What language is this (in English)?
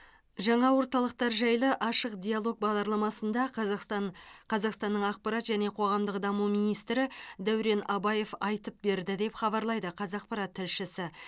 Kazakh